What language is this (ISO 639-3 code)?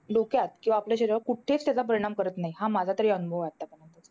mar